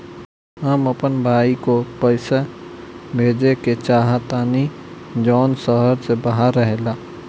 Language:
Bhojpuri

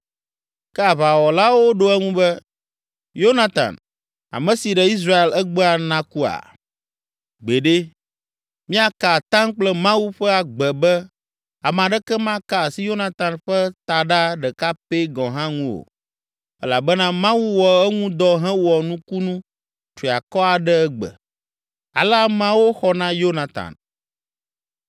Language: Ewe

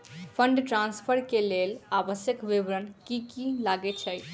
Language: Maithili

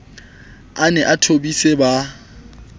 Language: Southern Sotho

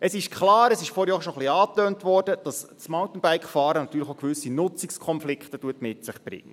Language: Swiss German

